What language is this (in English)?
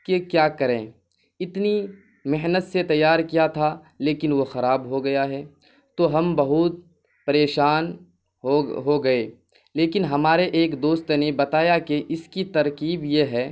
Urdu